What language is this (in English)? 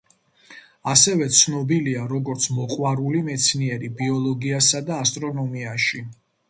Georgian